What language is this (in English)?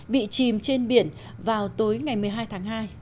Vietnamese